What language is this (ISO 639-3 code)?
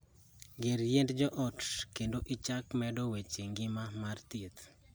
luo